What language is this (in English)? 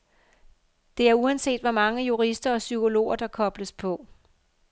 Danish